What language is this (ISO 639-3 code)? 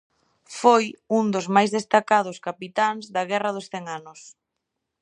glg